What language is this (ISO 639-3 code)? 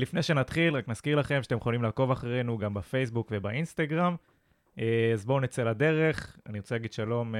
heb